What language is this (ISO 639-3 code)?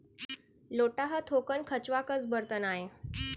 hne